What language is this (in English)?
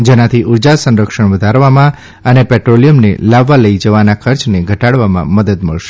Gujarati